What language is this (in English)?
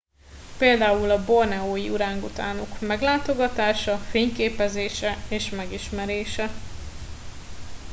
Hungarian